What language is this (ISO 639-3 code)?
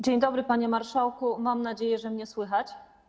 pol